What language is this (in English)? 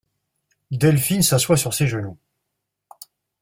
French